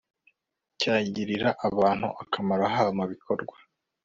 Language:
Kinyarwanda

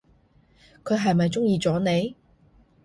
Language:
Cantonese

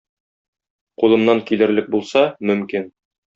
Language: Tatar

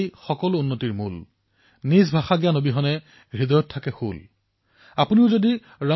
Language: Assamese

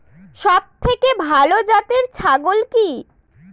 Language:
Bangla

